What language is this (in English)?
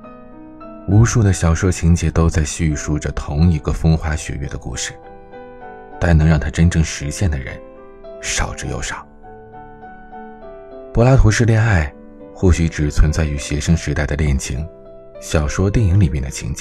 Chinese